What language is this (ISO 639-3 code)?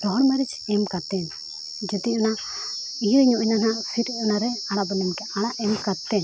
sat